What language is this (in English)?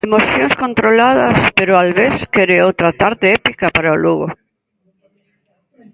Galician